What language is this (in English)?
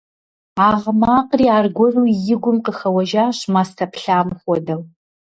Kabardian